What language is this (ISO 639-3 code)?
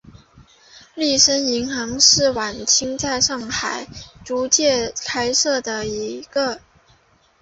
zho